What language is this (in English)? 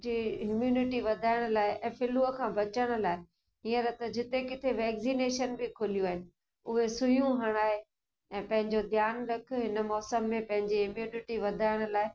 Sindhi